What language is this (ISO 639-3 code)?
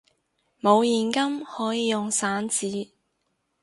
yue